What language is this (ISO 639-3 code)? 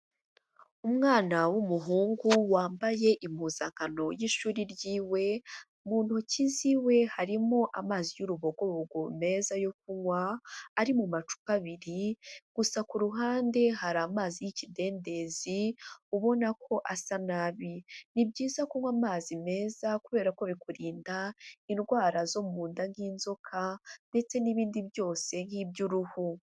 kin